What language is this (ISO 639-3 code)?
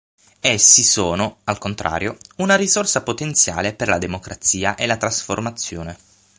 ita